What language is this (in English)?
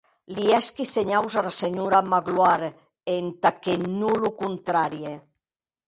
Occitan